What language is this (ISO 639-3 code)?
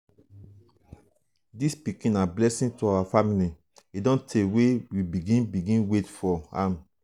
pcm